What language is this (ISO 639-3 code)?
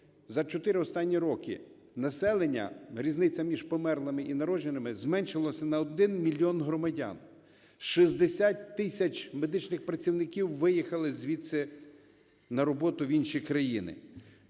ukr